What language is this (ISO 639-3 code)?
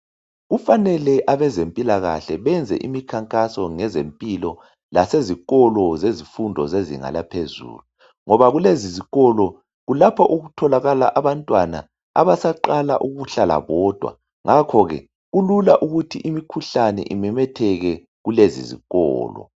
nde